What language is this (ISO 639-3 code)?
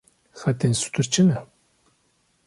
kur